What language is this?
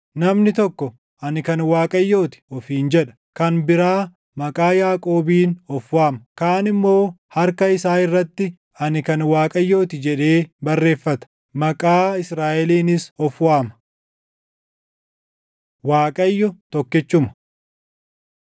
Oromo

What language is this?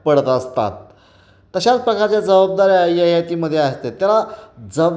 Marathi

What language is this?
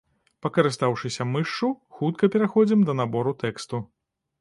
Belarusian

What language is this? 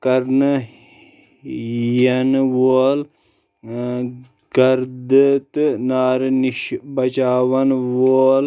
Kashmiri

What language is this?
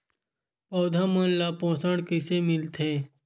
Chhattisgarhi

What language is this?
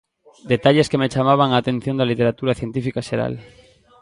Galician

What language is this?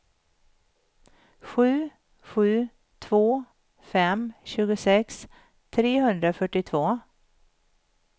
Swedish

